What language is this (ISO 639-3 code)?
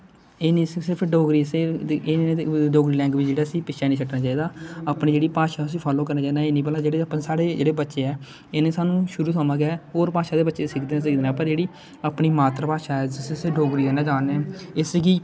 doi